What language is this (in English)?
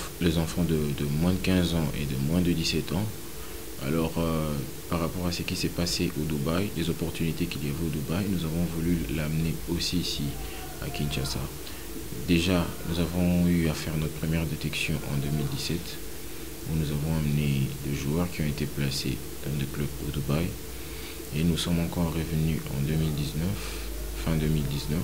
French